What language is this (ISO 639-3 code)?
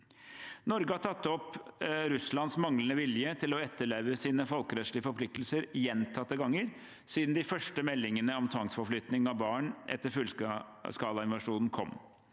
nor